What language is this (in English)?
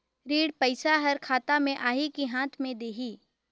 Chhattisgarhi